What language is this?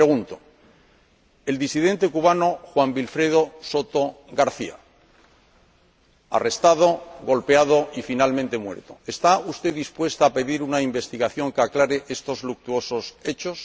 Spanish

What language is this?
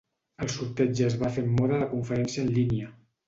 Catalan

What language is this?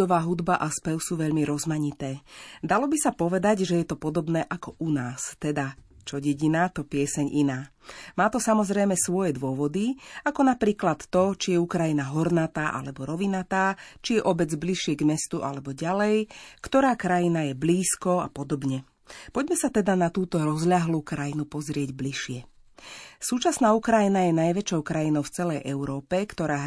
Slovak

